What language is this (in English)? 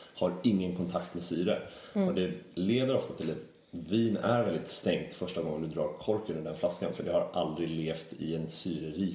Swedish